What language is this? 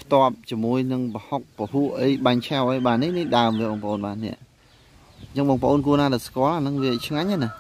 Vietnamese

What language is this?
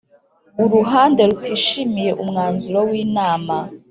Kinyarwanda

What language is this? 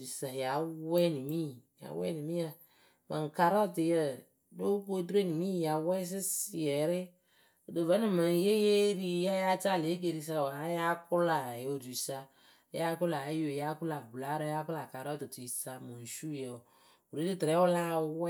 Akebu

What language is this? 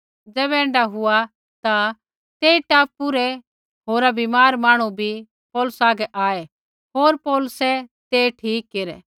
Kullu Pahari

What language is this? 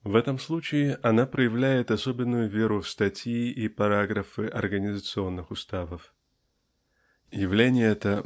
Russian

